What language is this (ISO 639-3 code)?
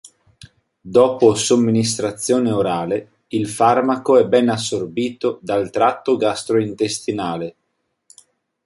ita